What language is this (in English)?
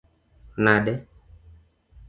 Luo (Kenya and Tanzania)